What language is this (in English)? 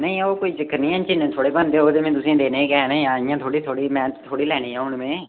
Dogri